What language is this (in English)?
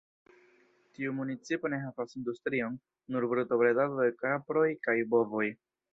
Esperanto